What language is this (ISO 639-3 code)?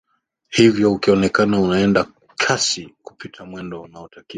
swa